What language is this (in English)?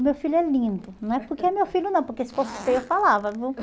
Portuguese